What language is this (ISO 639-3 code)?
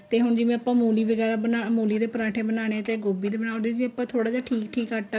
pan